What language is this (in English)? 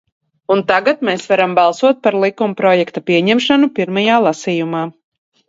Latvian